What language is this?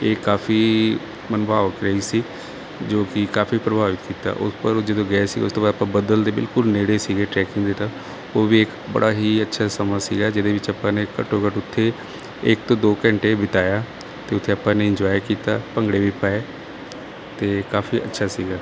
Punjabi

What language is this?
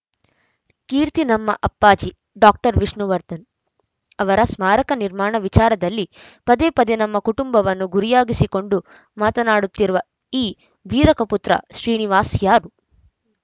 Kannada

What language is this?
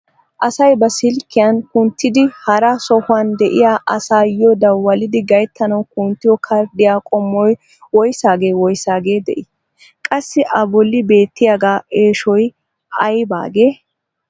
Wolaytta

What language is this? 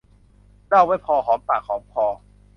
Thai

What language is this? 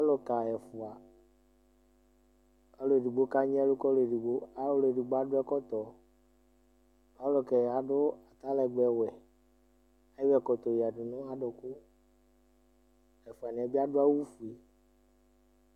Ikposo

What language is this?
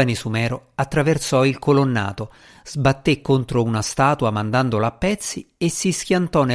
Italian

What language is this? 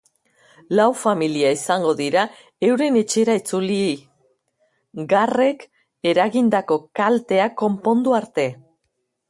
Basque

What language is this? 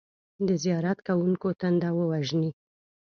Pashto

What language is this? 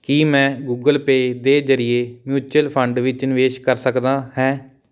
Punjabi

